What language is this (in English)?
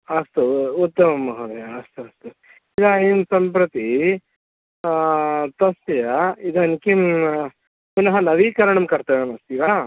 Sanskrit